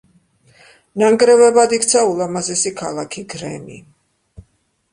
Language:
Georgian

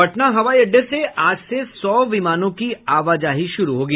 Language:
Hindi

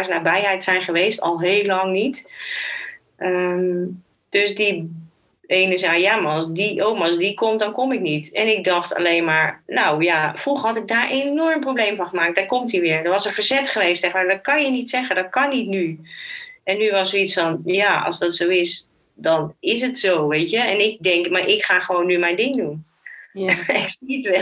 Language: Dutch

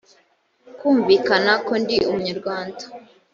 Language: Kinyarwanda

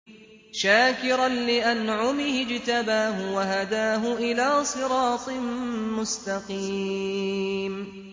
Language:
Arabic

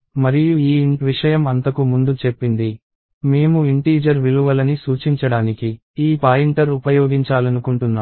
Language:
Telugu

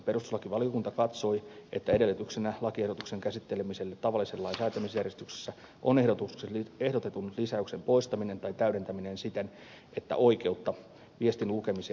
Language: Finnish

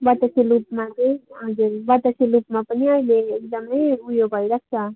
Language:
Nepali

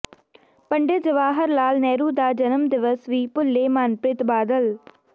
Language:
Punjabi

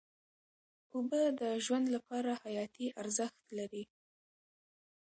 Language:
Pashto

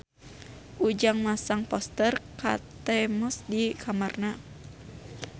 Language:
Sundanese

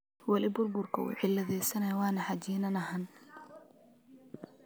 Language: Somali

